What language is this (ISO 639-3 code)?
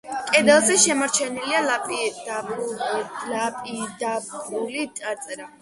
kat